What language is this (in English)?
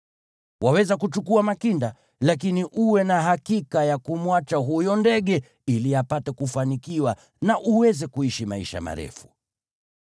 Swahili